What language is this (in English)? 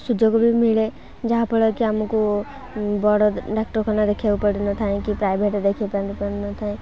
Odia